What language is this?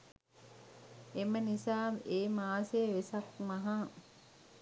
Sinhala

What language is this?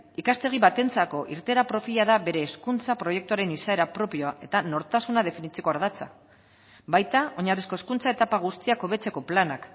Basque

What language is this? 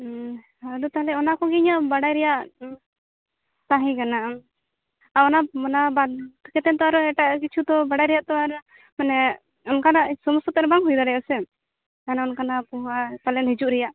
Santali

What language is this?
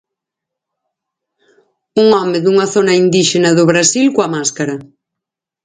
Galician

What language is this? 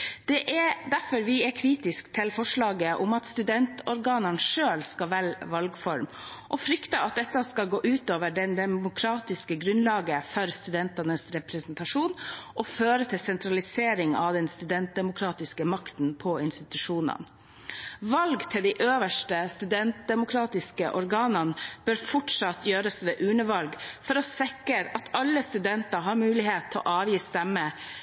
Norwegian Bokmål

